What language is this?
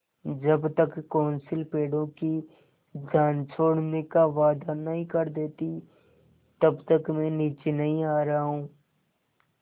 Hindi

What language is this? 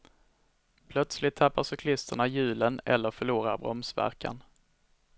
Swedish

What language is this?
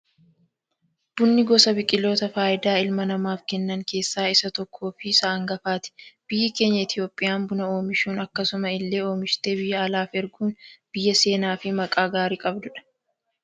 Oromo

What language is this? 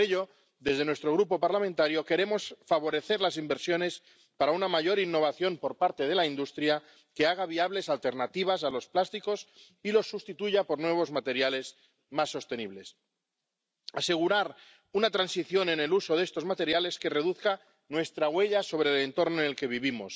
Spanish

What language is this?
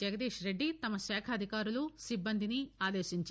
Telugu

